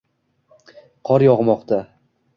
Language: Uzbek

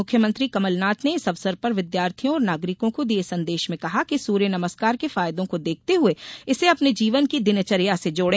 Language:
Hindi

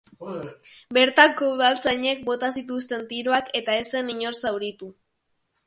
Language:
Basque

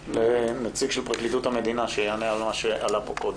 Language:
Hebrew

